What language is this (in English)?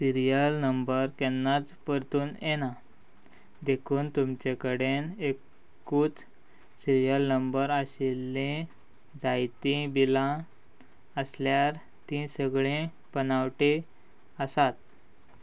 Konkani